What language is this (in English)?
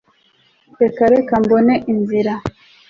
Kinyarwanda